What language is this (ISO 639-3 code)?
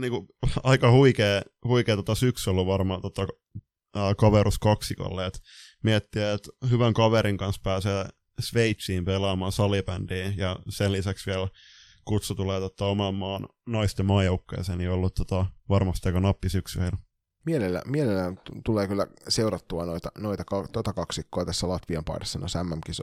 fin